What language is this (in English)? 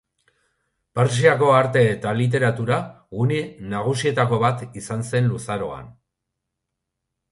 Basque